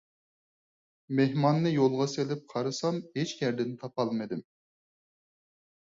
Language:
Uyghur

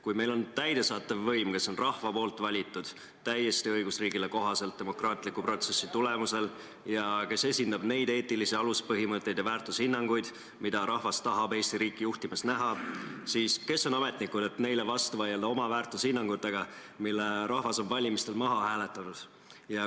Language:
Estonian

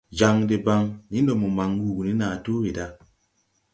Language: Tupuri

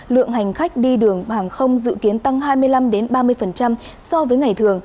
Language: Vietnamese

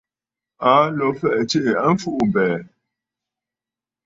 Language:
Bafut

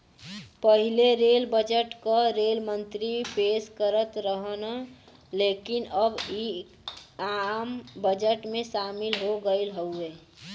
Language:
Bhojpuri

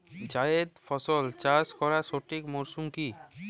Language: Bangla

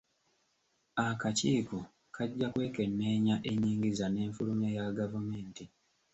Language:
Ganda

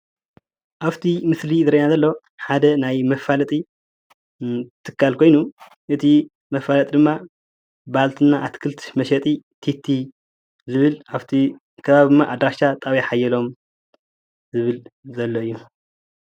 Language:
Tigrinya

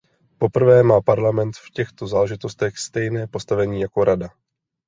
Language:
Czech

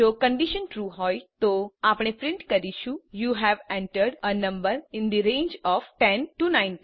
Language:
Gujarati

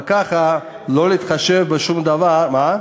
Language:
Hebrew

